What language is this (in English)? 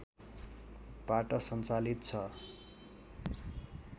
Nepali